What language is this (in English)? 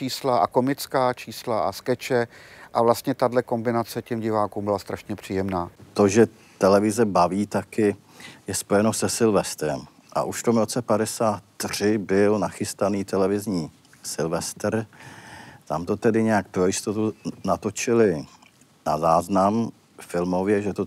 Czech